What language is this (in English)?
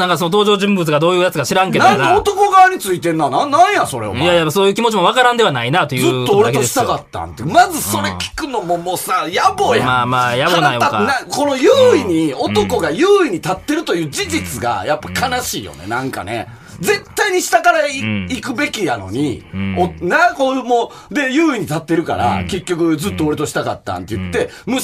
Japanese